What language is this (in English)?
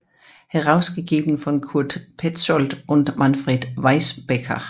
Danish